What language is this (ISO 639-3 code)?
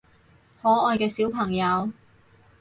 yue